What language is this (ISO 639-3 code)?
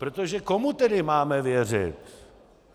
ces